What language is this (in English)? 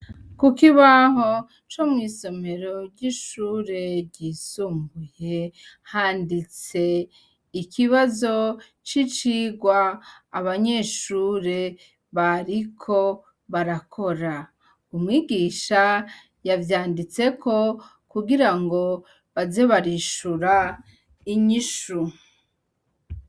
Rundi